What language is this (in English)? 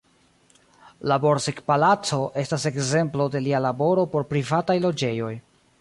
Esperanto